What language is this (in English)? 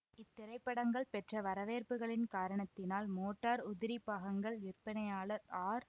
Tamil